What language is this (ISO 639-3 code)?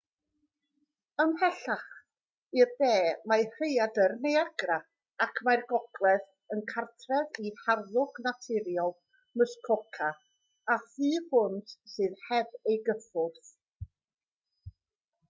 cym